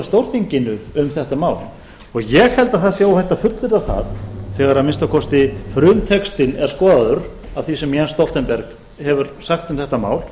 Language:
Icelandic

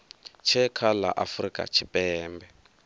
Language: Venda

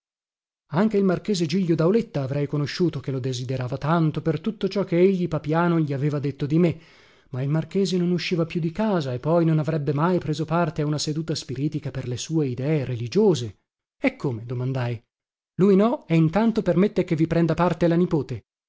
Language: Italian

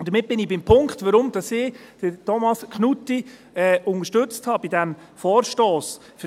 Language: Swiss German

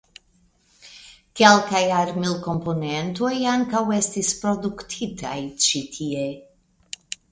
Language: Esperanto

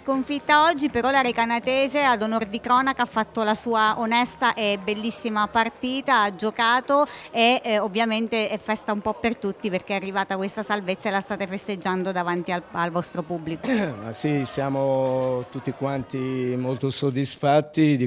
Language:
Italian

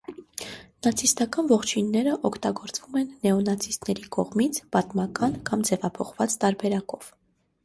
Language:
Armenian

